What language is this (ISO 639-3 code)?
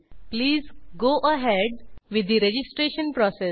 mar